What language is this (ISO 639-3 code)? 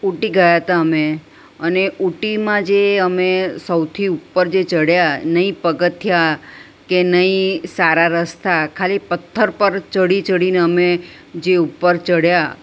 guj